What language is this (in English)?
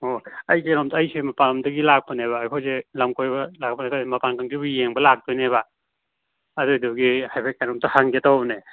Manipuri